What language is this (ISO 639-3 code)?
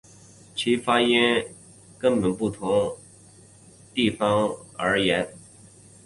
zho